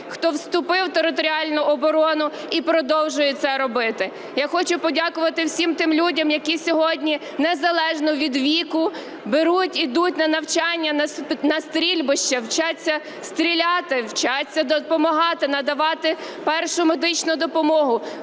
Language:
Ukrainian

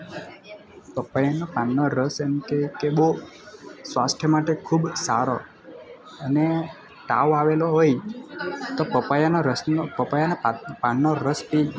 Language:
Gujarati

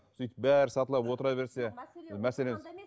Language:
Kazakh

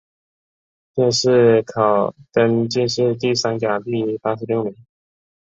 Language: Chinese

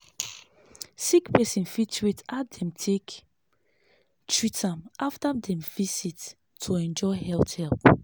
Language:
Nigerian Pidgin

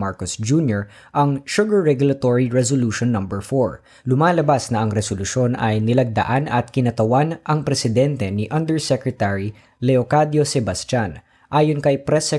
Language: Filipino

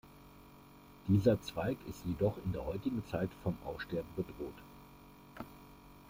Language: German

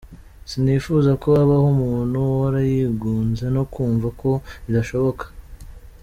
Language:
Kinyarwanda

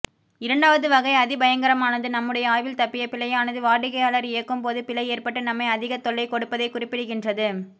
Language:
Tamil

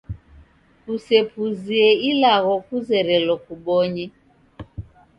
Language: Taita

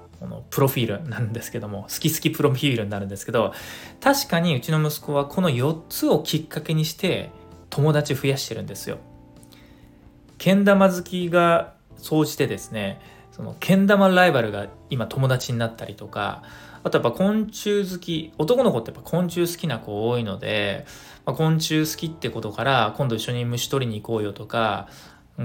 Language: Japanese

